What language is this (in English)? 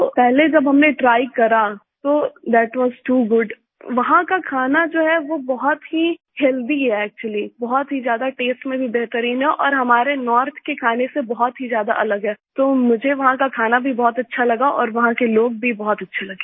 Hindi